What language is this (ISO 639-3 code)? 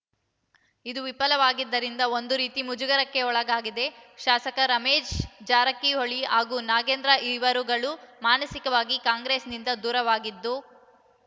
kan